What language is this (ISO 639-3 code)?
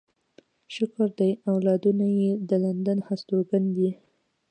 pus